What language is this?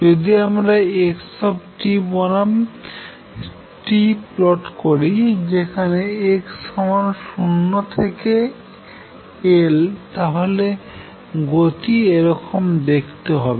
Bangla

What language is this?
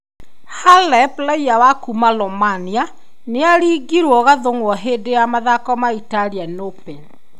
Kikuyu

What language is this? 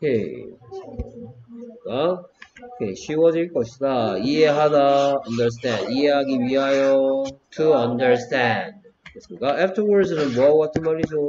Korean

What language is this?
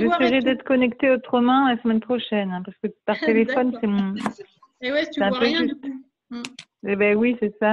French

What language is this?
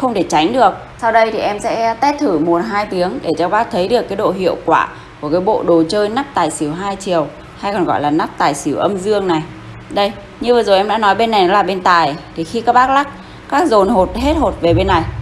Vietnamese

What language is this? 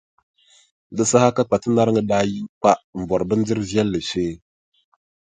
Dagbani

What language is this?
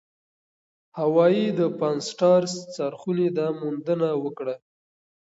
Pashto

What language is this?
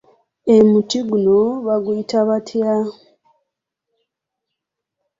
Ganda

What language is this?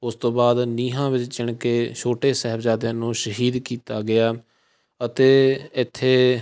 Punjabi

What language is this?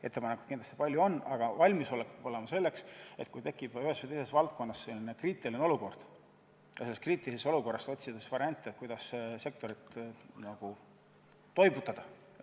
Estonian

